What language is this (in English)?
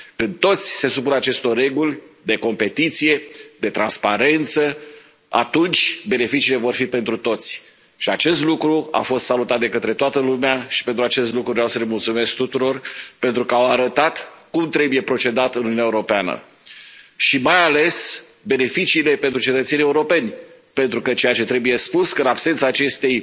Romanian